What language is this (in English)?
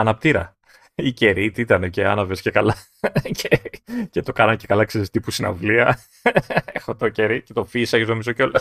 Greek